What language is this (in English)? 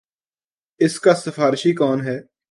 Urdu